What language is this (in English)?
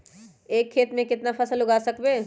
Magahi